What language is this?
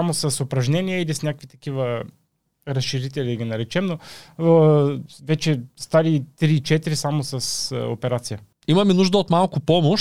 Bulgarian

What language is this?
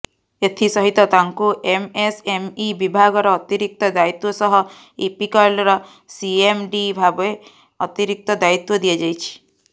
Odia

